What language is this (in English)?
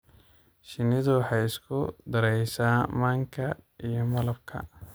Somali